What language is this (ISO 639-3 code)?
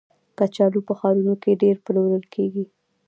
pus